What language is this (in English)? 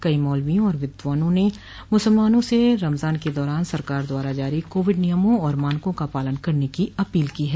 Hindi